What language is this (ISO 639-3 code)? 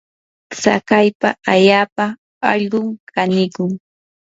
qur